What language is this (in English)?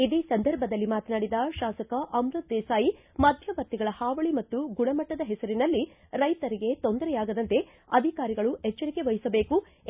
Kannada